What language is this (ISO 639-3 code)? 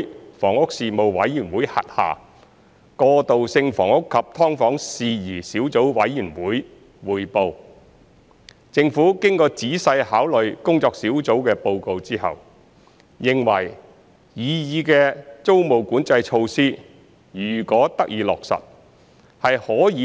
yue